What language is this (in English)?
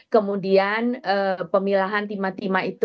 Indonesian